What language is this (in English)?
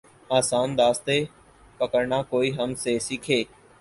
Urdu